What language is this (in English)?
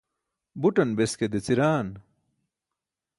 Burushaski